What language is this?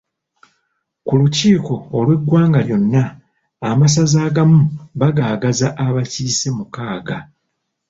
Ganda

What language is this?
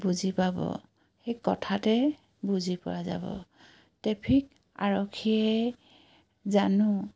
Assamese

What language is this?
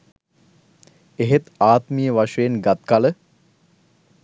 Sinhala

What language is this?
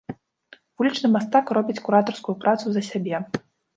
Belarusian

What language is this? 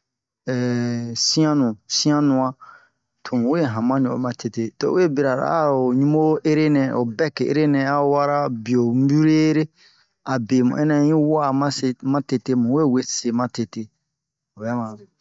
Bomu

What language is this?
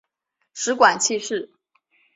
Chinese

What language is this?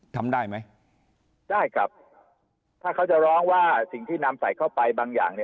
Thai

